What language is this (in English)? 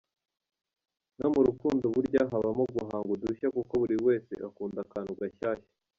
Kinyarwanda